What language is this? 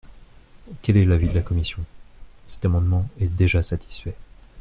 French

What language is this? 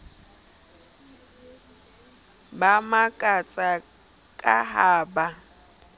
Southern Sotho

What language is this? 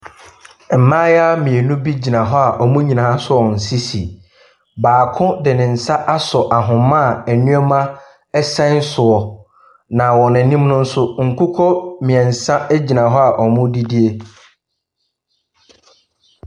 Akan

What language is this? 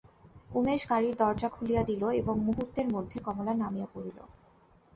Bangla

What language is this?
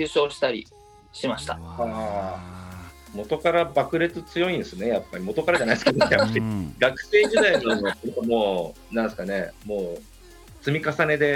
Japanese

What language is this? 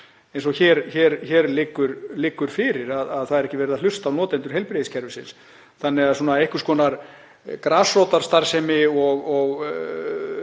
Icelandic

